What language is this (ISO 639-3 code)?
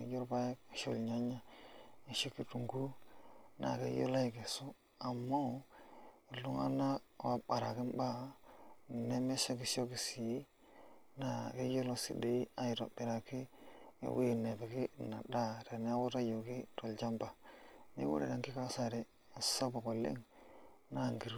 mas